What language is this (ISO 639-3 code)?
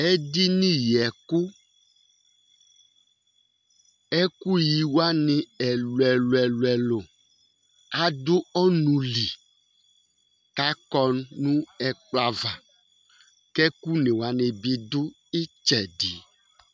kpo